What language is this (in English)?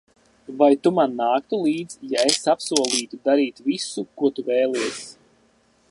Latvian